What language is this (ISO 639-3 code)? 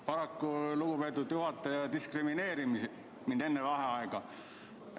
est